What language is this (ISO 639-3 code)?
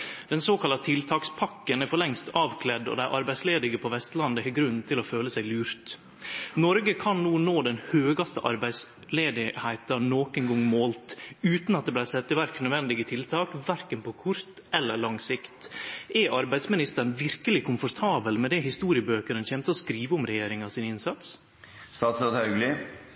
nno